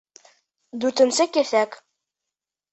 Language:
Bashkir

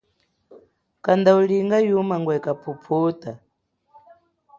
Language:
Chokwe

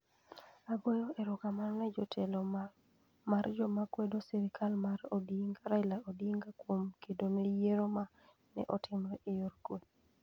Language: Luo (Kenya and Tanzania)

